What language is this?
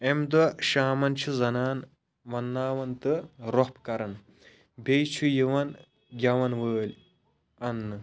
Kashmiri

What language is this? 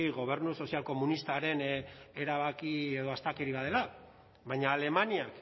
Basque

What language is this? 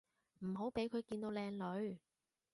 Cantonese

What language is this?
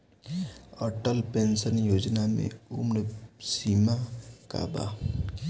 Bhojpuri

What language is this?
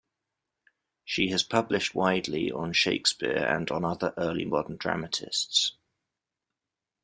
English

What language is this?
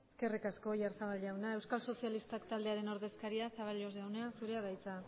Basque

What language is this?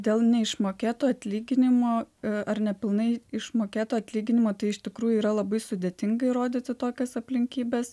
Lithuanian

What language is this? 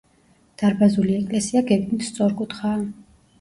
Georgian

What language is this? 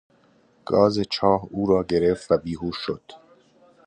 Persian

